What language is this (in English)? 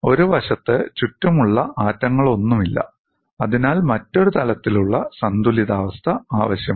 Malayalam